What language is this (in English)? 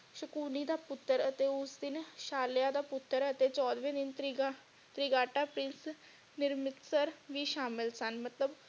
Punjabi